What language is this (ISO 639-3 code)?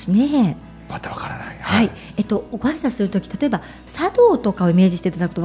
jpn